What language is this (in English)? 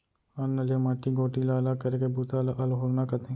Chhattisgarhi